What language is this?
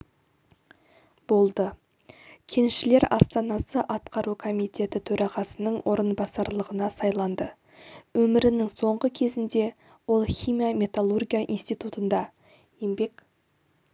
Kazakh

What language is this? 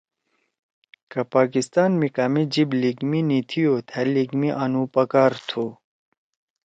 Torwali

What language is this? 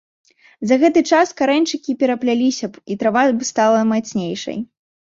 Belarusian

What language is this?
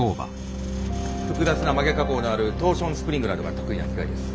Japanese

